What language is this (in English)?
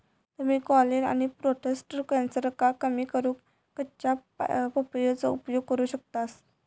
Marathi